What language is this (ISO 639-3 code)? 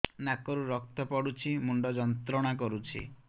ori